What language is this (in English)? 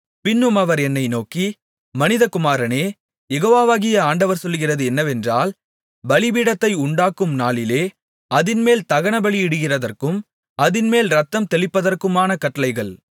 Tamil